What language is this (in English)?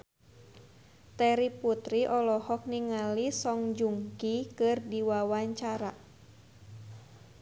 Sundanese